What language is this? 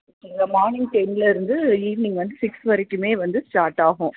Tamil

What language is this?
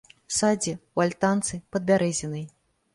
Belarusian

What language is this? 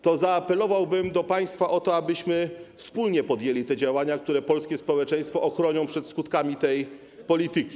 Polish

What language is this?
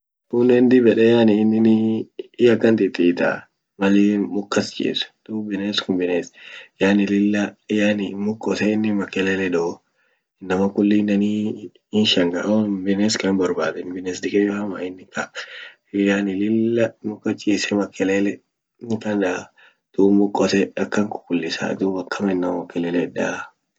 Orma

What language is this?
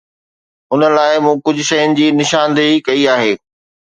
Sindhi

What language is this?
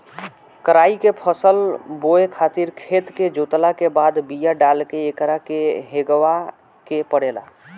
Bhojpuri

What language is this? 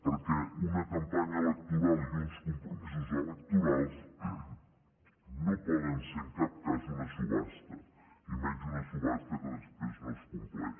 Catalan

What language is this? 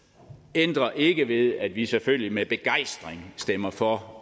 Danish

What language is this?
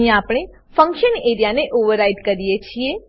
Gujarati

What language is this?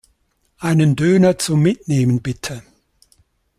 German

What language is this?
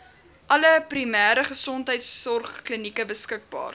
Afrikaans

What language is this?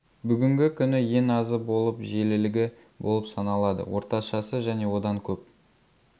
Kazakh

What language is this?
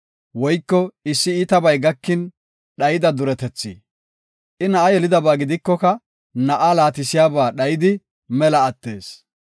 Gofa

